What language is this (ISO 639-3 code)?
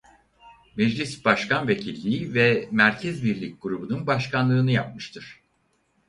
tur